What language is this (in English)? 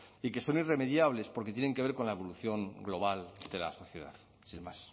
Spanish